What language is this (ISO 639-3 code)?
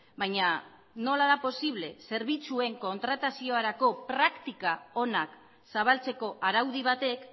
eus